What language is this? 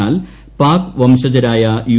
Malayalam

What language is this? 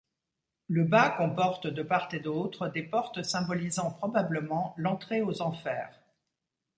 French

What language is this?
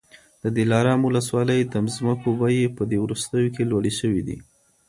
Pashto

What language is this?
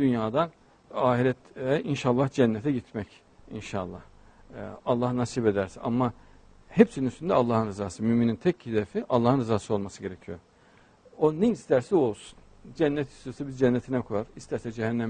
Turkish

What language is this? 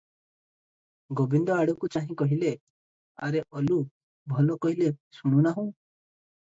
Odia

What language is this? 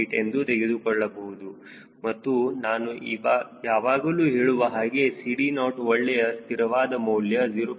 Kannada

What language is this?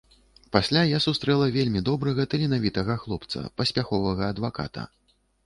Belarusian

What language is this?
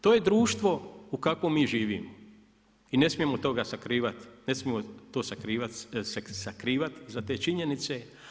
Croatian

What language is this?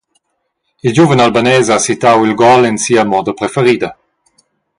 Romansh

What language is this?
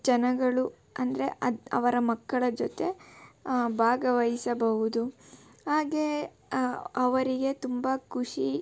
Kannada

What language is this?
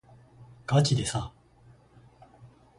Japanese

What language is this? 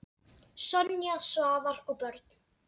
Icelandic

